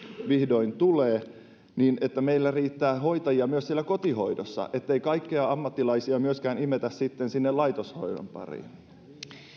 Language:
Finnish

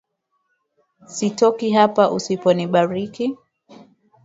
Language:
Swahili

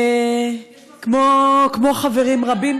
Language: Hebrew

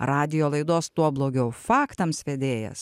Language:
Lithuanian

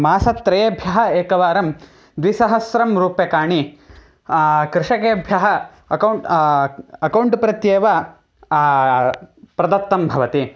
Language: Sanskrit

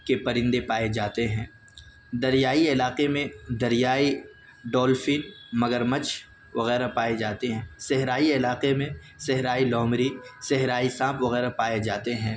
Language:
Urdu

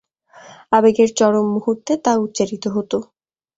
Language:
Bangla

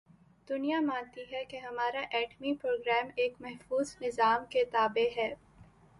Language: Urdu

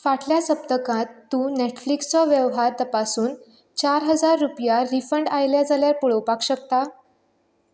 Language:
Konkani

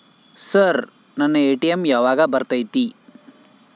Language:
Kannada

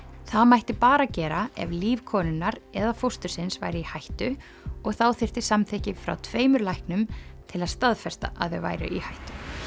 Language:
Icelandic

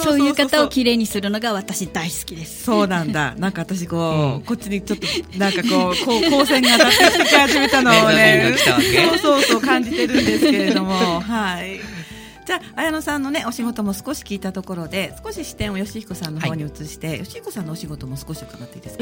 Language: Japanese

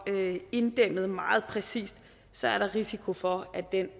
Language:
Danish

